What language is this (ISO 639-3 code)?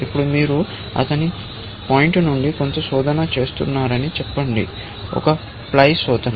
tel